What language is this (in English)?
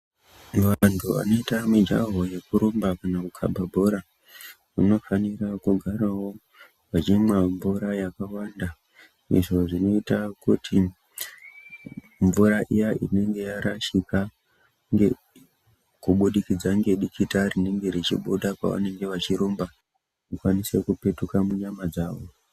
Ndau